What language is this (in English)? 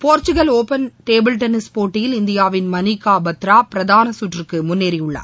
Tamil